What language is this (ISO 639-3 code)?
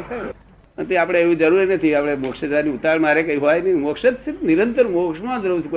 guj